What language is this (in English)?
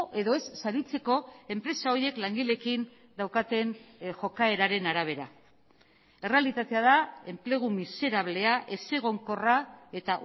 Basque